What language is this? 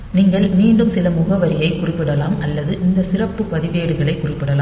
Tamil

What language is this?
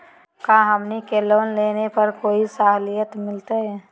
Magahi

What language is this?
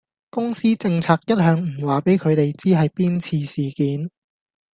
Cantonese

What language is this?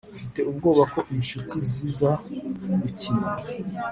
Kinyarwanda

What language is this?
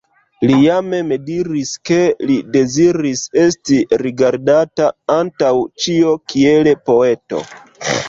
Esperanto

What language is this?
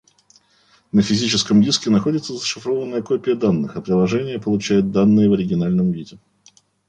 Russian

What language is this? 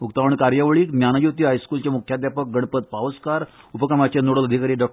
Konkani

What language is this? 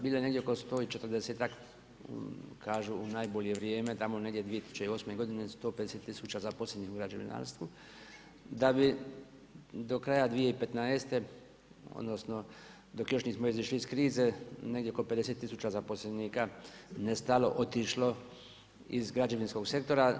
Croatian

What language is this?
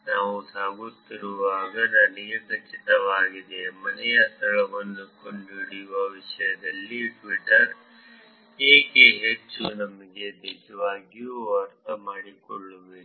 Kannada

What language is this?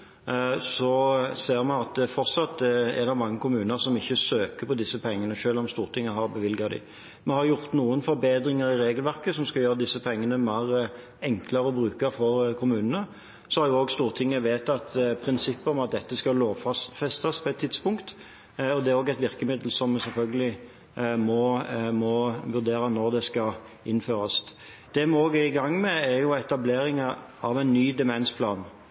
Norwegian Bokmål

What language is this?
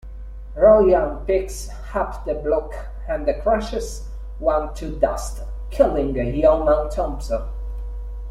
English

